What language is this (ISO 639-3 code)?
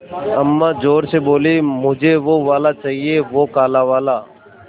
hin